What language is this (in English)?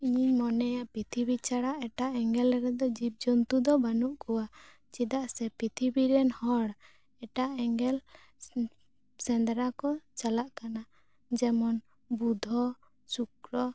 Santali